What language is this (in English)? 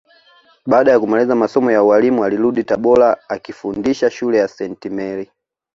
Swahili